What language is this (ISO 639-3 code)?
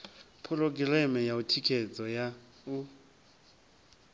ven